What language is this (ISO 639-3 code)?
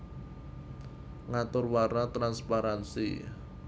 jav